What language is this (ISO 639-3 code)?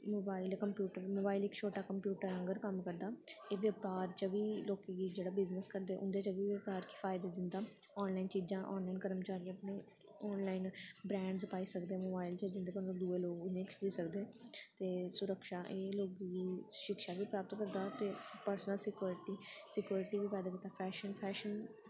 doi